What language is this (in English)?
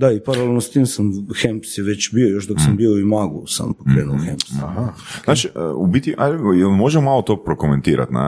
Croatian